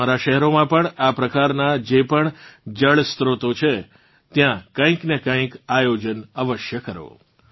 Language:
Gujarati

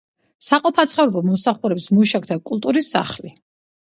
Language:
Georgian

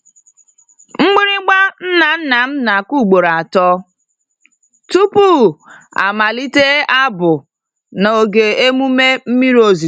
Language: Igbo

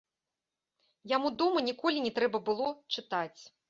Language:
Belarusian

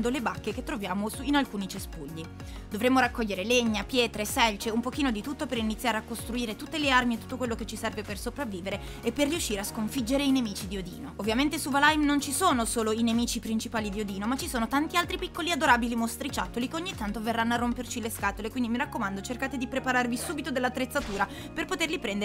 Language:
Italian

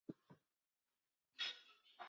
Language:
Chinese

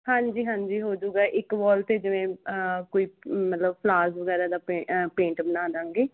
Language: Punjabi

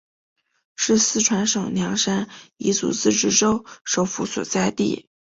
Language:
Chinese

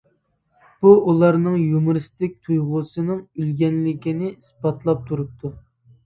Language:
Uyghur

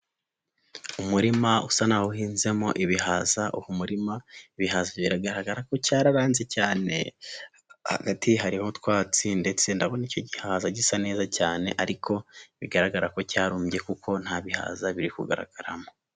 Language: Kinyarwanda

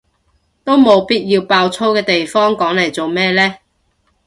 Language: Cantonese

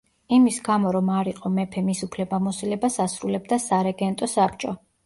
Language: Georgian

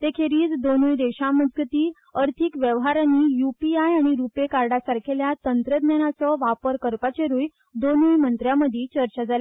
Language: Konkani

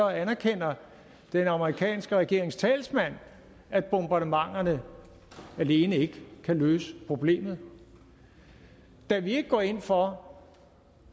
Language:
Danish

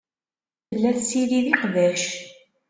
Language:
Kabyle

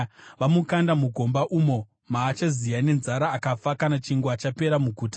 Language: Shona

